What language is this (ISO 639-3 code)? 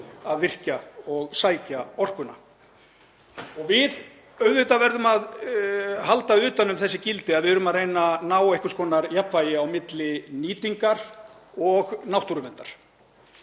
isl